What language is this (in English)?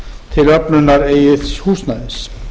Icelandic